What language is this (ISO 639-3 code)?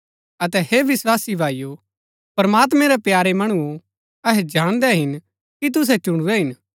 gbk